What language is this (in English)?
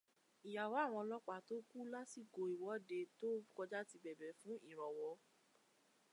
Yoruba